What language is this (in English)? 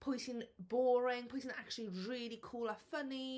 Welsh